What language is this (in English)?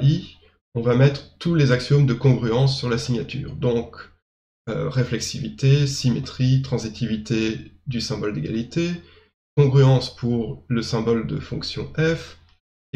French